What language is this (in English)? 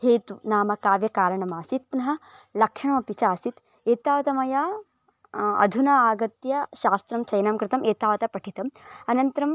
Sanskrit